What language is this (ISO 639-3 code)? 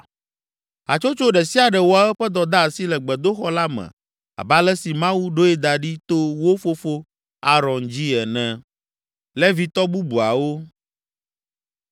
ewe